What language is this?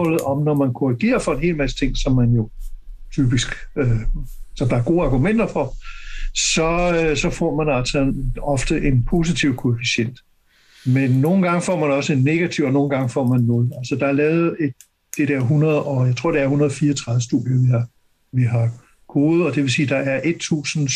Danish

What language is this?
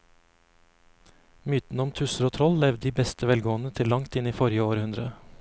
Norwegian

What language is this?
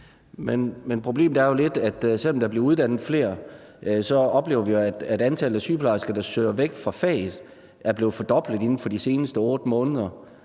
Danish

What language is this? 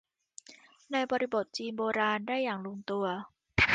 Thai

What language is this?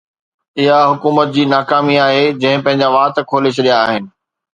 Sindhi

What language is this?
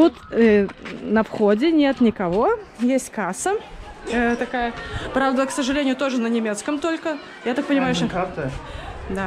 Russian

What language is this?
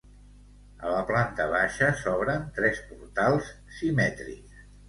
Catalan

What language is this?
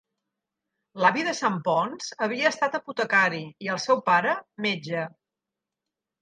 Catalan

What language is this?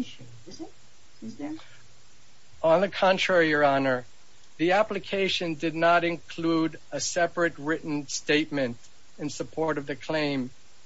English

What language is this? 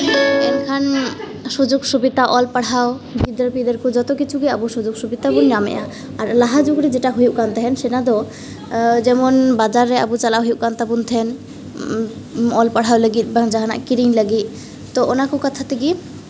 Santali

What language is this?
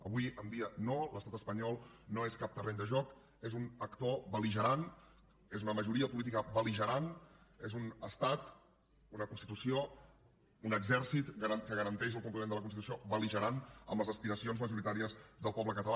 Catalan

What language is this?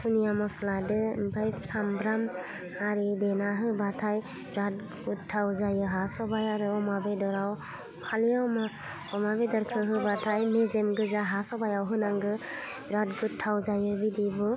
Bodo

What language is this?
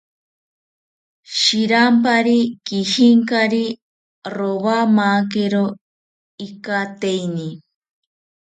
South Ucayali Ashéninka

